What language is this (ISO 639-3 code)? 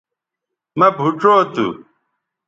btv